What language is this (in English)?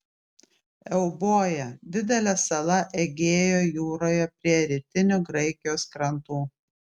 Lithuanian